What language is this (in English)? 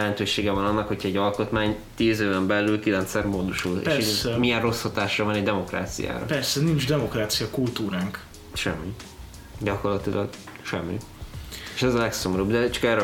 Hungarian